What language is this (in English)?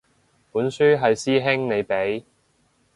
Cantonese